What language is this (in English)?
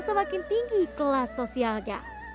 Indonesian